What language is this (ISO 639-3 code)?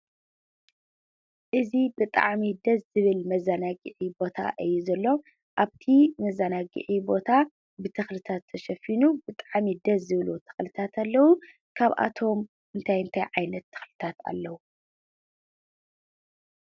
tir